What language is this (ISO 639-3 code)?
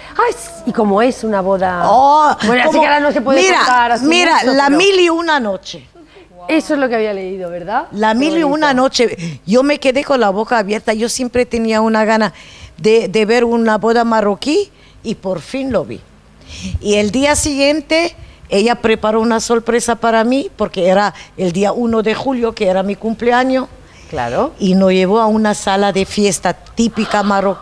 spa